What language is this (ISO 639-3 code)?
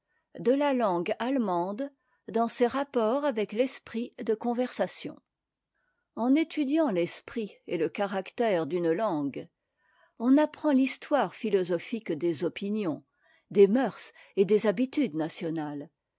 fra